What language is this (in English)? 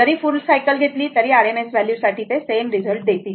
Marathi